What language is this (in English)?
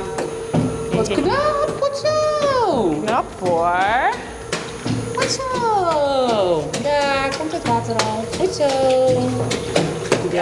Dutch